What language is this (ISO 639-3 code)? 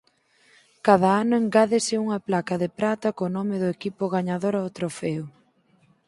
glg